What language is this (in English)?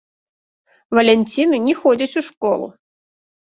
Belarusian